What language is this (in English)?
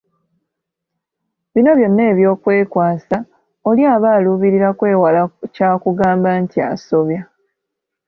Ganda